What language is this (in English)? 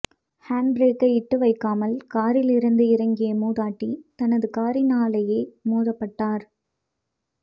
Tamil